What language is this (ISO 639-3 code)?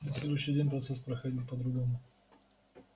rus